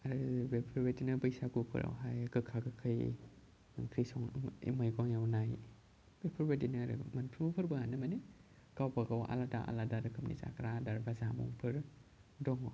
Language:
Bodo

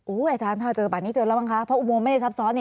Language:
Thai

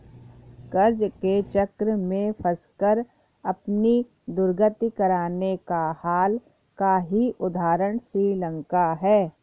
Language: Hindi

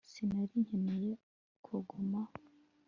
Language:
Kinyarwanda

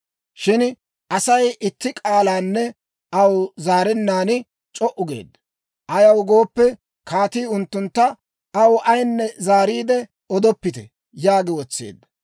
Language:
Dawro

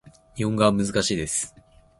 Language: Japanese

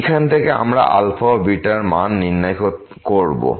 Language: Bangla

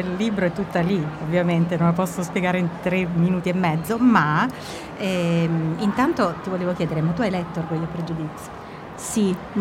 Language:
Italian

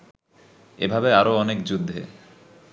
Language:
Bangla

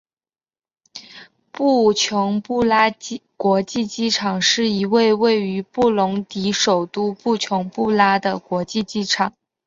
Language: Chinese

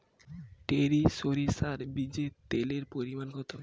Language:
Bangla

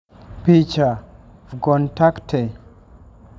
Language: Luo (Kenya and Tanzania)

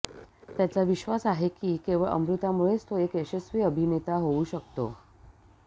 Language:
Marathi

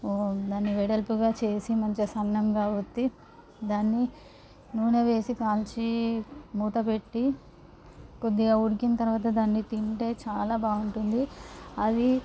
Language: Telugu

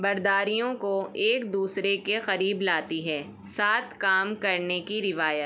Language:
Urdu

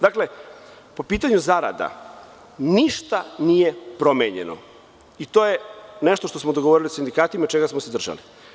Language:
Serbian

